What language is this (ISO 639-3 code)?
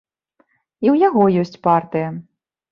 bel